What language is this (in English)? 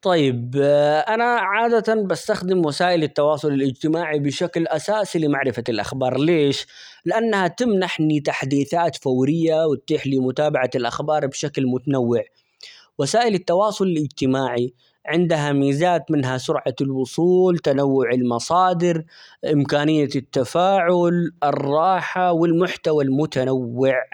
Omani Arabic